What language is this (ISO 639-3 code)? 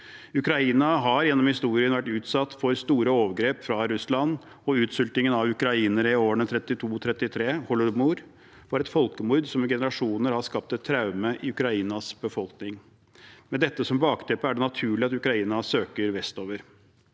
nor